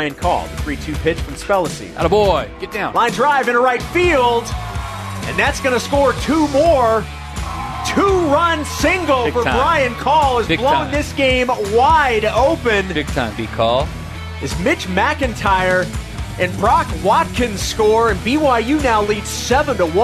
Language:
English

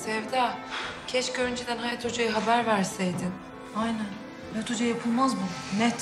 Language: Turkish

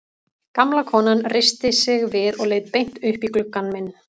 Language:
Icelandic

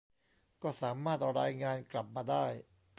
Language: Thai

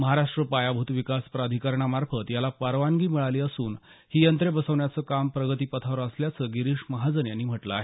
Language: Marathi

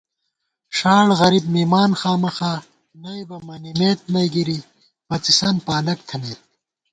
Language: Gawar-Bati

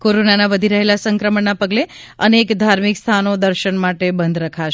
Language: Gujarati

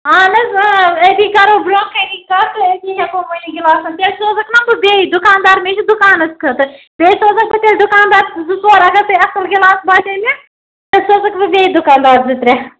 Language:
Kashmiri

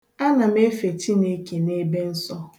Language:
Igbo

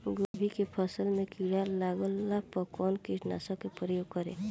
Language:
Bhojpuri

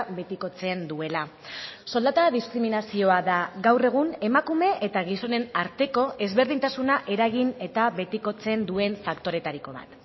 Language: Basque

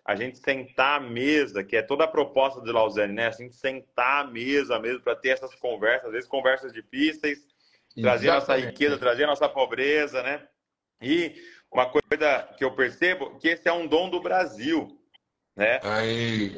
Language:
Portuguese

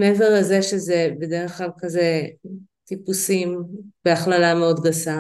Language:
Hebrew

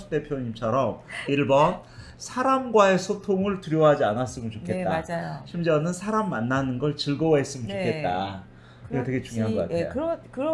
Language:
Korean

